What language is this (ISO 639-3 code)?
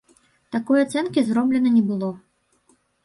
bel